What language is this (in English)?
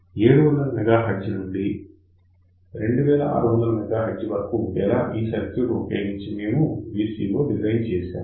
Telugu